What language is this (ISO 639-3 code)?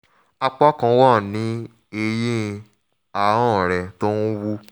yor